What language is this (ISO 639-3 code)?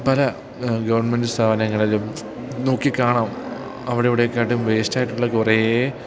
mal